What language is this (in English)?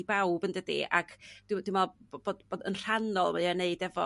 Welsh